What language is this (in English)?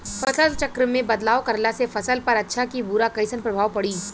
Bhojpuri